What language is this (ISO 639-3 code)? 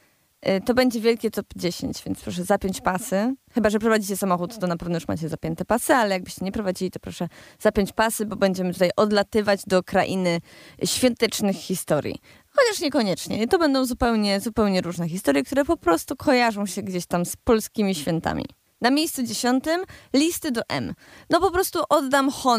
pol